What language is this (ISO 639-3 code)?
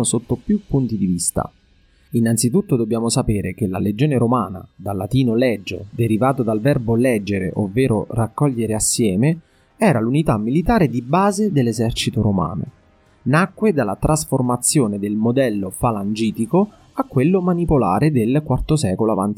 ita